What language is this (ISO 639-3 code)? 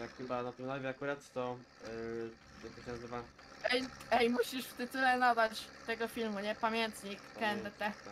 pol